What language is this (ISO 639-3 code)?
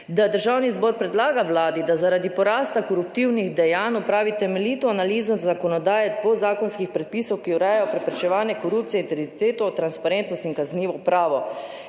slv